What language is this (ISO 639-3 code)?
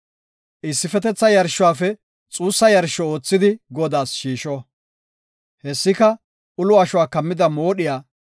gof